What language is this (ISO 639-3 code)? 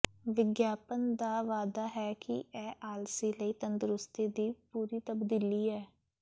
pan